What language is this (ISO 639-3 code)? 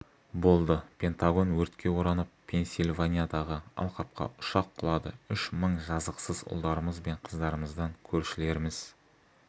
kaz